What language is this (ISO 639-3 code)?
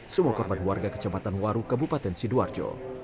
ind